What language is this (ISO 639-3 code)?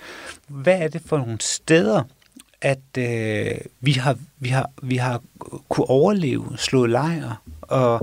dan